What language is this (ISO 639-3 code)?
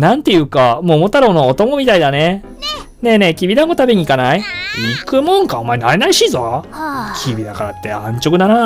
jpn